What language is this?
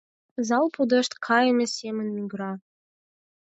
Mari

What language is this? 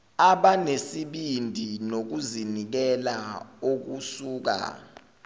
Zulu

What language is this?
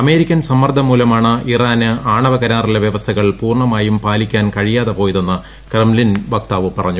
Malayalam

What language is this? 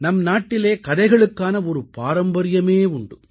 Tamil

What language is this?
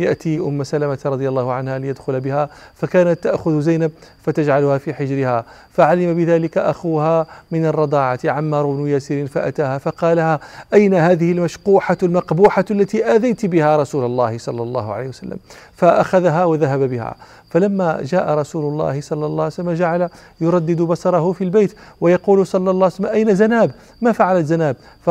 Arabic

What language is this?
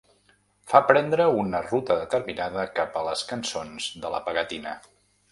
Catalan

